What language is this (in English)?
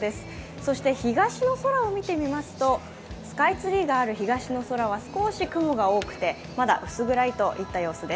Japanese